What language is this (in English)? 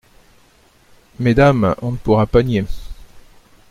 French